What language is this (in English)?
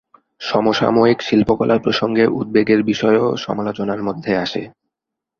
Bangla